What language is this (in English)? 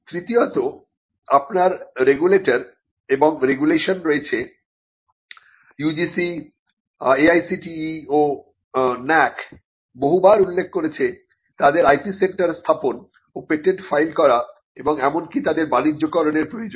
Bangla